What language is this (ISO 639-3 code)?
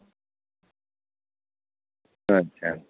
sat